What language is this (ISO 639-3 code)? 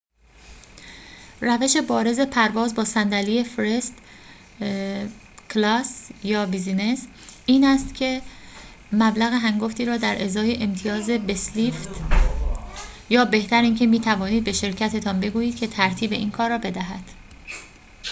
fas